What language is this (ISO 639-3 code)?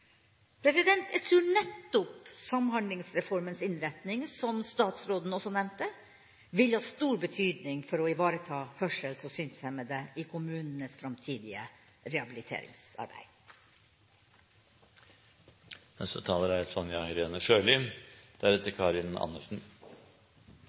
nob